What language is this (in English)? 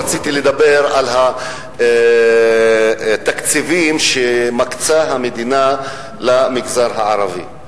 Hebrew